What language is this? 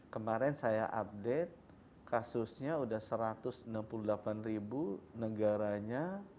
Indonesian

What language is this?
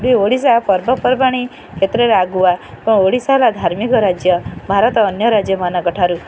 Odia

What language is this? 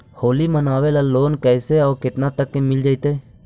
Magahi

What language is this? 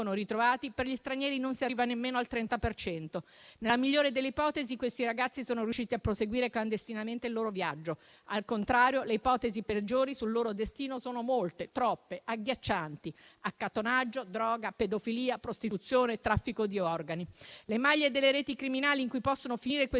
Italian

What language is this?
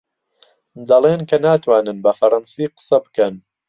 Central Kurdish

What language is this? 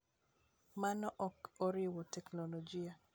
Luo (Kenya and Tanzania)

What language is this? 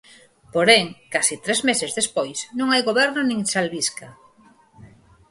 Galician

